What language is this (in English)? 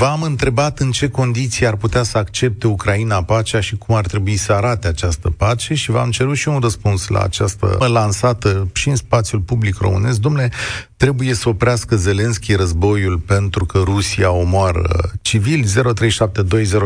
Romanian